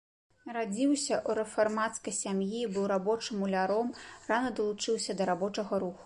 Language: Belarusian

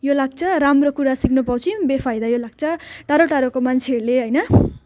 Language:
Nepali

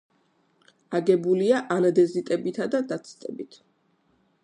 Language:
Georgian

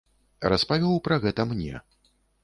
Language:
Belarusian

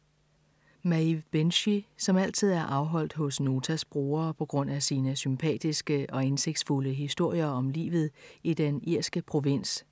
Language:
Danish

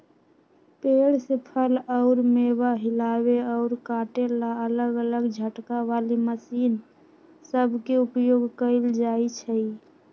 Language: Magahi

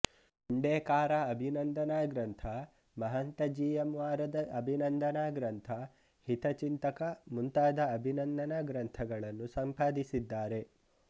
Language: Kannada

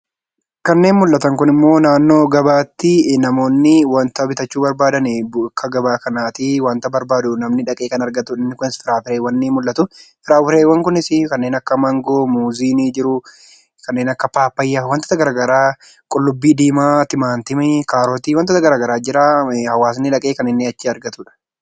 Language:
Oromo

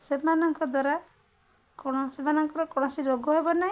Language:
Odia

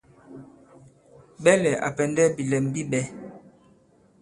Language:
Bankon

